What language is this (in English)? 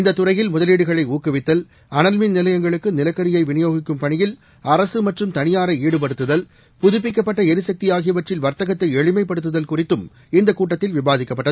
Tamil